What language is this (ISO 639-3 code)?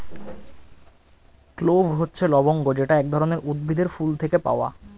ben